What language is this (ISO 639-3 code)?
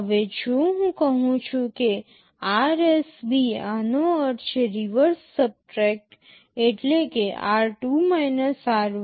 guj